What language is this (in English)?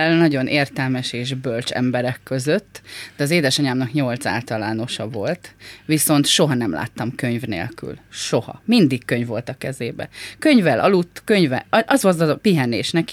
Hungarian